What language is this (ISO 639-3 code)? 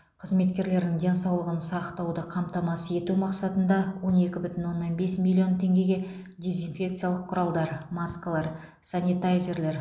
kaz